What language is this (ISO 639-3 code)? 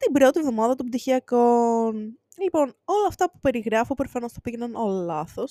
ell